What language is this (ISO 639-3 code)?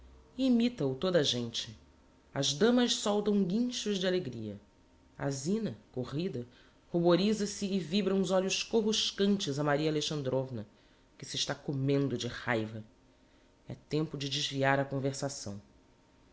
por